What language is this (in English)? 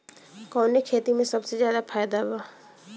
Bhojpuri